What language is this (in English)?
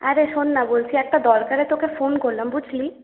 Bangla